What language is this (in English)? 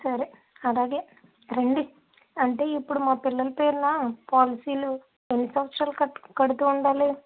Telugu